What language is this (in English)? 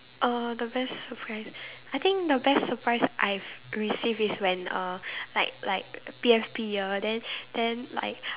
English